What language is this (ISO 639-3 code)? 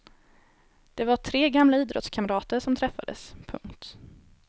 swe